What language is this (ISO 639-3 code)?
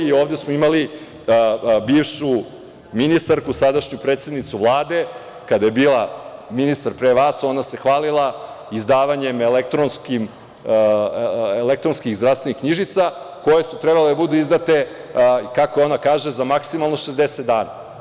srp